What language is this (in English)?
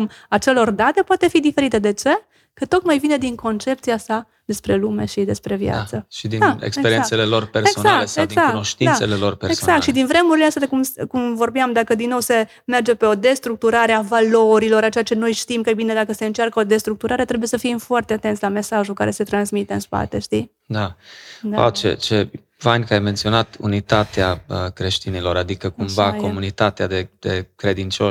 Romanian